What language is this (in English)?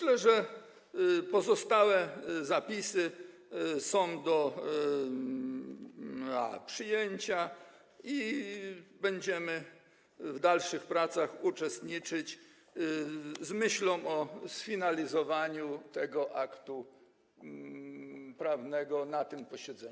Polish